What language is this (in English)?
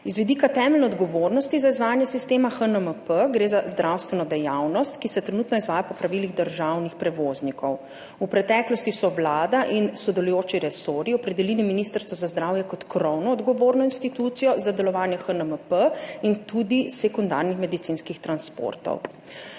Slovenian